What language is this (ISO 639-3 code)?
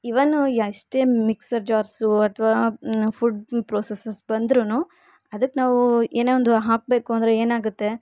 kan